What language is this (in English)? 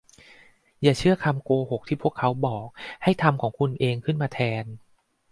Thai